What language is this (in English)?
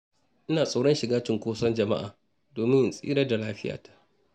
Hausa